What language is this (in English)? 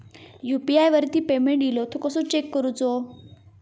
Marathi